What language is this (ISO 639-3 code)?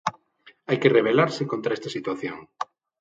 glg